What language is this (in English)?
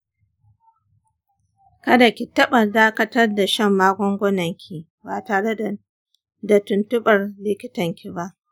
Hausa